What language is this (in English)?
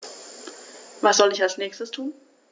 German